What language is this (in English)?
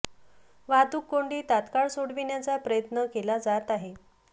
Marathi